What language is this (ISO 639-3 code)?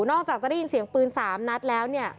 tha